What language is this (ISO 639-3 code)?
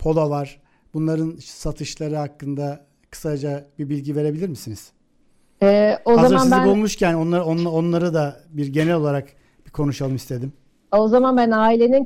tur